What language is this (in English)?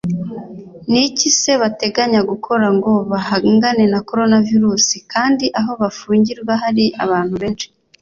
Kinyarwanda